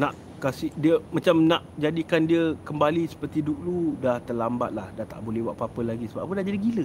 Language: Malay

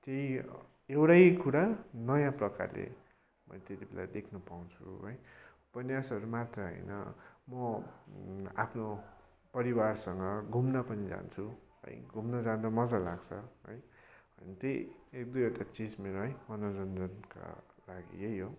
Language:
Nepali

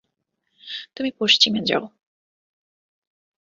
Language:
Bangla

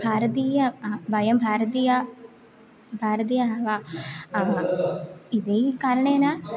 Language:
Sanskrit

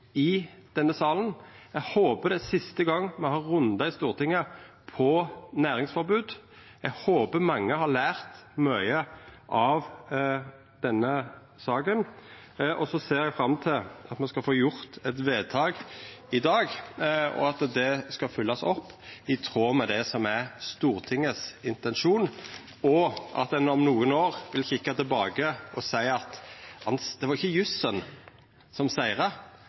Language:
Norwegian Nynorsk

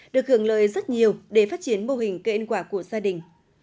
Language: Vietnamese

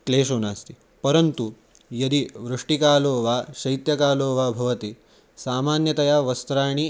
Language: Sanskrit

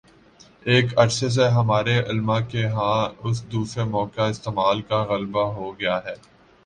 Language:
Urdu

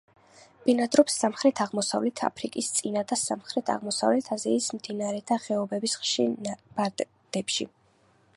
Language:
Georgian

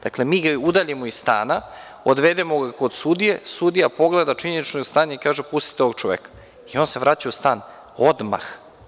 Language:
Serbian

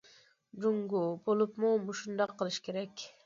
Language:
Uyghur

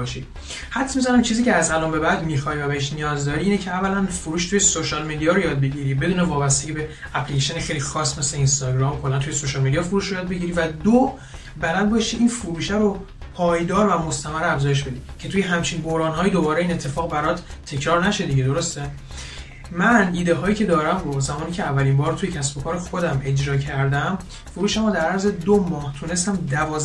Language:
Persian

